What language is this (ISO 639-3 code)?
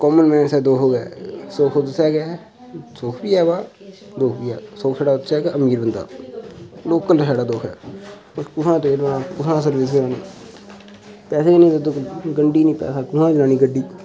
doi